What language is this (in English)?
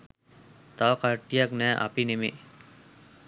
Sinhala